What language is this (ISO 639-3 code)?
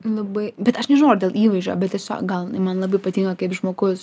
lit